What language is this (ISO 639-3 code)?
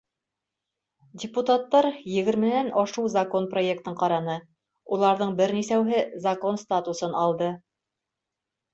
bak